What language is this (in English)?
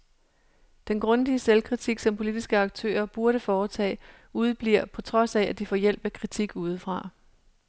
Danish